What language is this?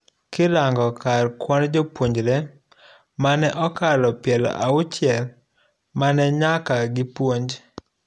Luo (Kenya and Tanzania)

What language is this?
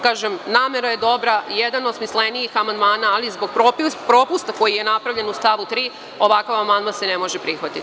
Serbian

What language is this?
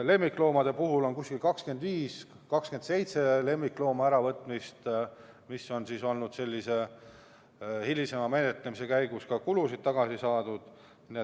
Estonian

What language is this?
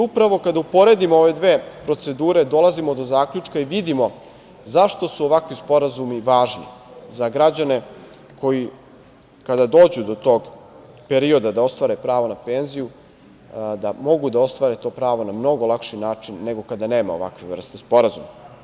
Serbian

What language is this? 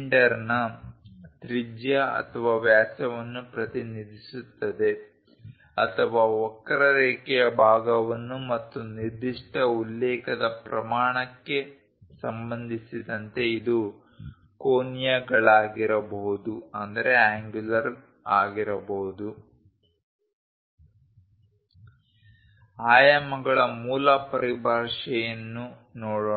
Kannada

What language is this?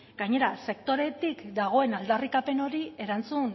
Basque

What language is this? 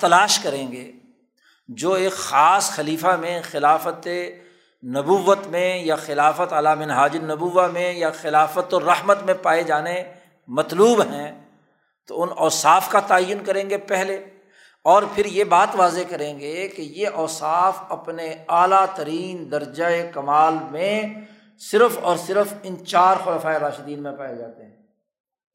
Urdu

